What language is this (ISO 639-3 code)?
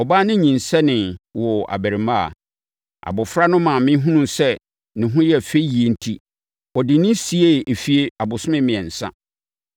aka